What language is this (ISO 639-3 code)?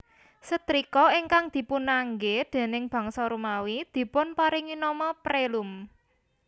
jav